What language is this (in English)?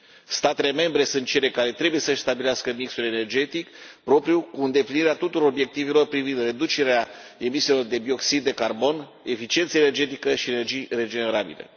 Romanian